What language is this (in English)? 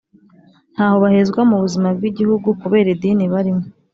Kinyarwanda